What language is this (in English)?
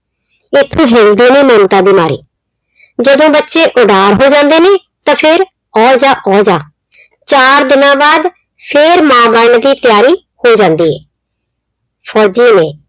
Punjabi